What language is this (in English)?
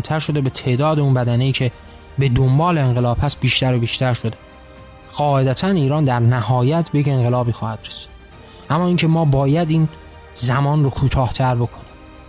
Persian